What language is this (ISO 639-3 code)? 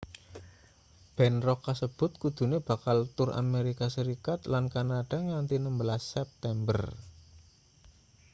jav